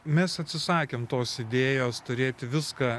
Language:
Lithuanian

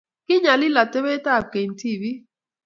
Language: Kalenjin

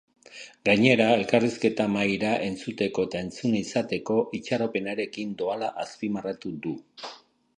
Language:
Basque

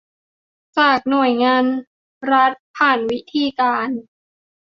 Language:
Thai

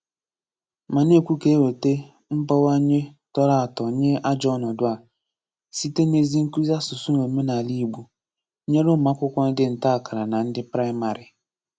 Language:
Igbo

